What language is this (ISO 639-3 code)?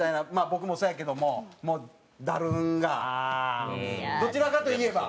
jpn